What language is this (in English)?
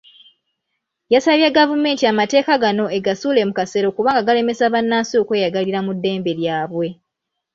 Ganda